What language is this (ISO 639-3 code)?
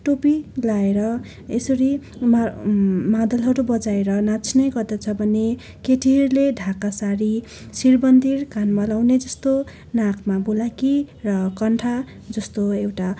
nep